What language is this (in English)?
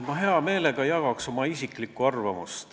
Estonian